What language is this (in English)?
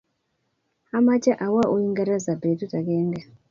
Kalenjin